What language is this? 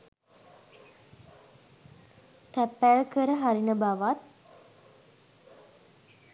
Sinhala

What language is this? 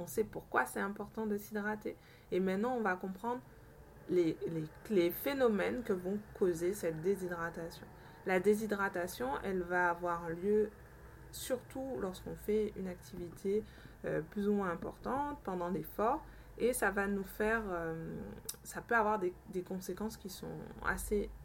French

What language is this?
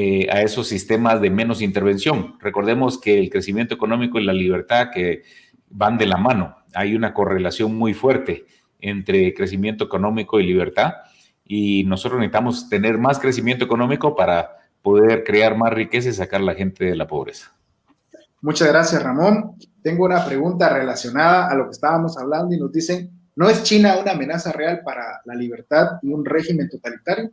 Spanish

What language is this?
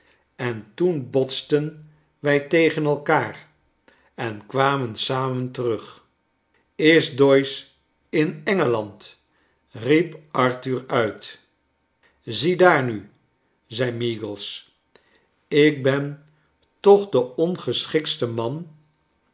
Dutch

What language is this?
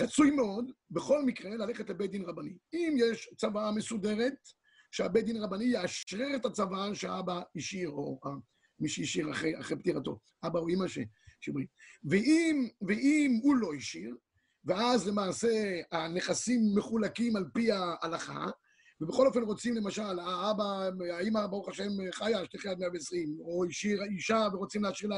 Hebrew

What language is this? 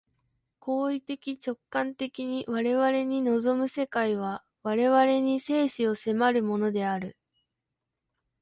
Japanese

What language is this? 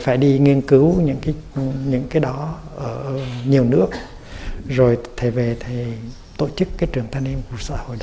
Vietnamese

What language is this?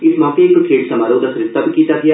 Dogri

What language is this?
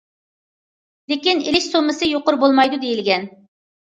Uyghur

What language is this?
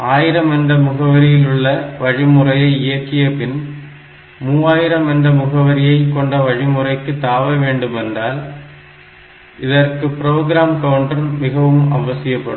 Tamil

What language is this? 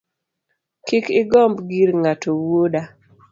Luo (Kenya and Tanzania)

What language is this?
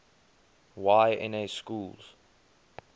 English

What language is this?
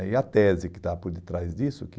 Portuguese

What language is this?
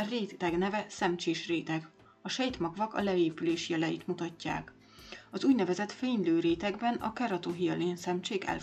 Hungarian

